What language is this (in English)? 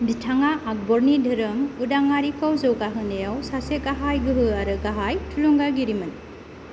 Bodo